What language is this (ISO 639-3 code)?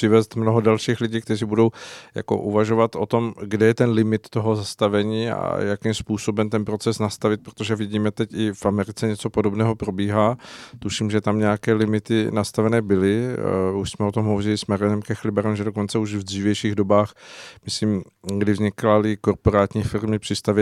ces